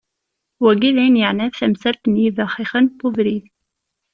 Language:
Kabyle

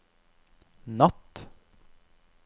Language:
Norwegian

